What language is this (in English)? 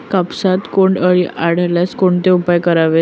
Marathi